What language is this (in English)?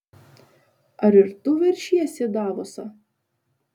Lithuanian